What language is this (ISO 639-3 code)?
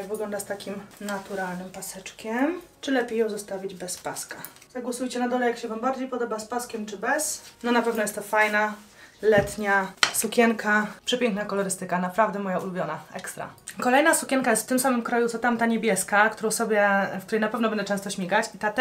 pol